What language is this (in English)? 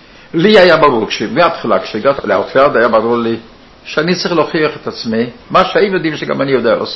Hebrew